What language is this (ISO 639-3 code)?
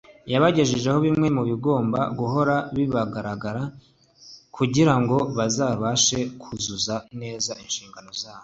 kin